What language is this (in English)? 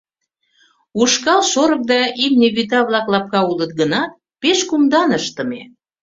Mari